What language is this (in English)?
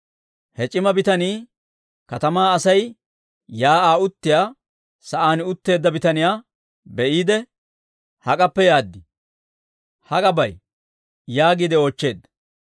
Dawro